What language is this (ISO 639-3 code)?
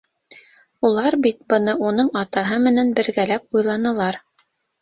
bak